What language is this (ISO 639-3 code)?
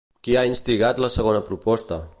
cat